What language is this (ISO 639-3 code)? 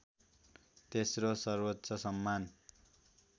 nep